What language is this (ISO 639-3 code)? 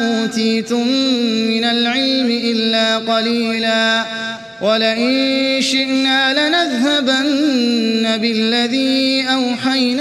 ara